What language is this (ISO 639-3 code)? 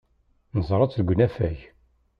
kab